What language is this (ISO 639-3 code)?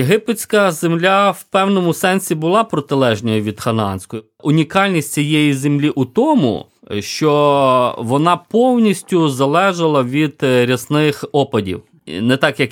ukr